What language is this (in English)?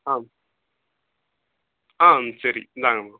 Tamil